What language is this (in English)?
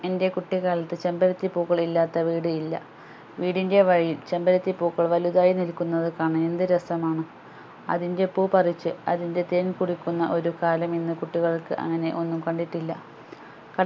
Malayalam